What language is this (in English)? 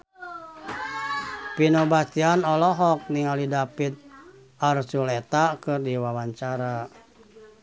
Sundanese